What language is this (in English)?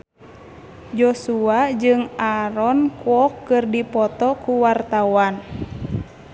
Sundanese